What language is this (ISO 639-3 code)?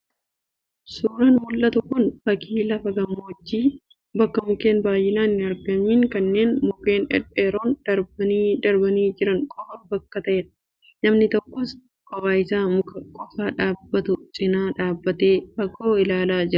orm